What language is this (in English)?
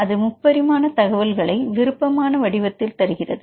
Tamil